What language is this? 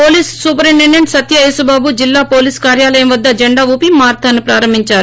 Telugu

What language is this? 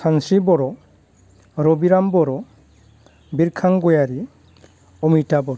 Bodo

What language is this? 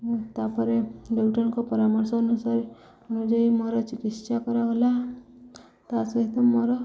Odia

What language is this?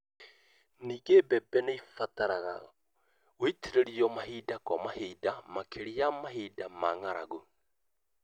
Kikuyu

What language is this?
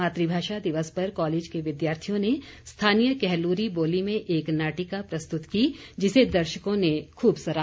Hindi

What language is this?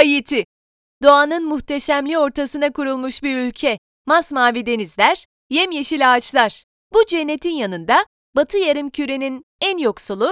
Turkish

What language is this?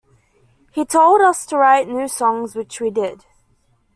English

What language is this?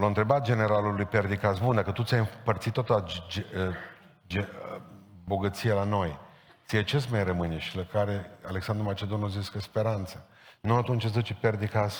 Romanian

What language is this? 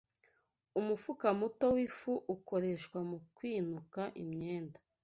Kinyarwanda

